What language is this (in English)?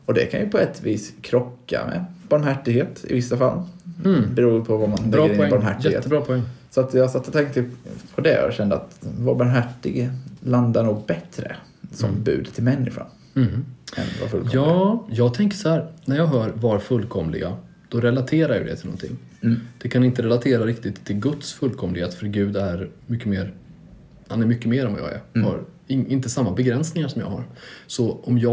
Swedish